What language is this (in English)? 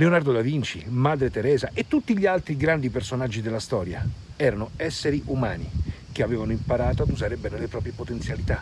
Italian